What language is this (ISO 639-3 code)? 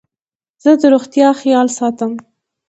pus